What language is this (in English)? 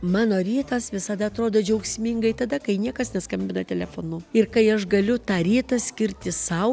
Lithuanian